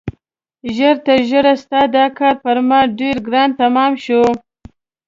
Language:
Pashto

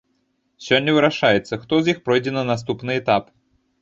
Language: Belarusian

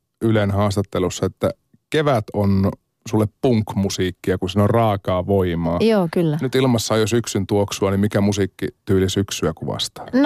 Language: Finnish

